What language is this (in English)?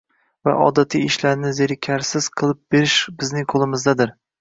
Uzbek